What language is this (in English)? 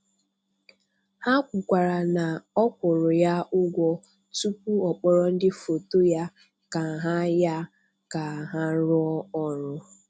Igbo